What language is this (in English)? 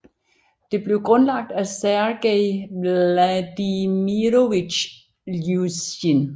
Danish